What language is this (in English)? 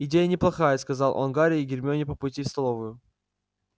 Russian